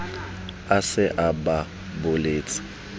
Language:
Southern Sotho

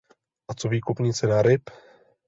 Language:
Czech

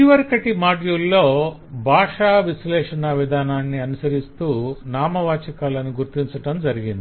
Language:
Telugu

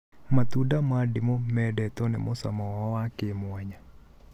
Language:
Kikuyu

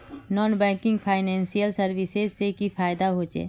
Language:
Magahi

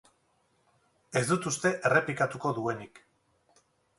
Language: Basque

